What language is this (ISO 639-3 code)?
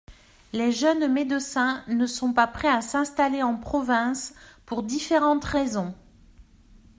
fra